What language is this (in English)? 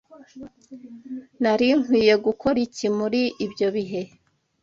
Kinyarwanda